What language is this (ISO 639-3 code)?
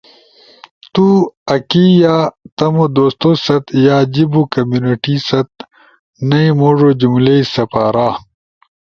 ush